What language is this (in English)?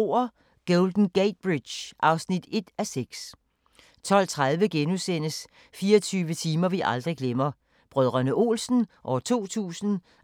Danish